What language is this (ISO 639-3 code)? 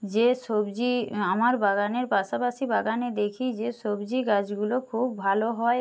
ben